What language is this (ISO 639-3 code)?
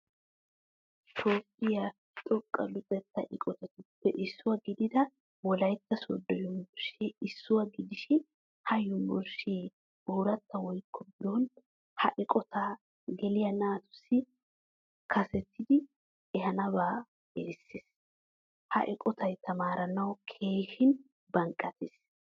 wal